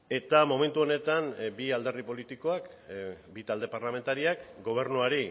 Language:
Basque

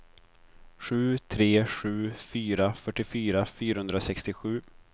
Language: Swedish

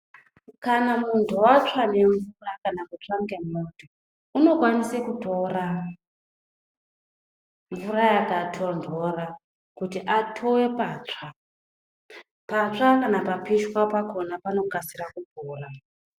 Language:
Ndau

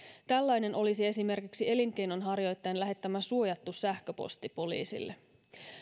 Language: Finnish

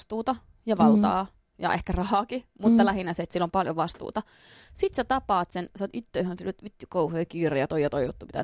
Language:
Finnish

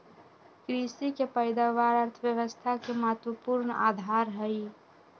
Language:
Magahi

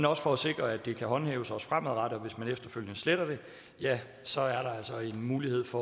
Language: Danish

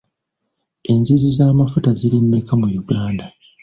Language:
Ganda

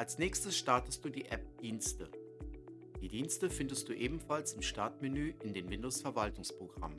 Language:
German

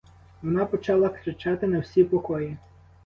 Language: Ukrainian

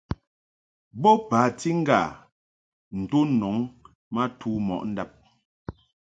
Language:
Mungaka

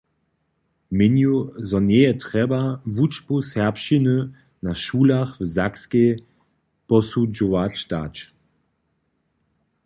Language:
Upper Sorbian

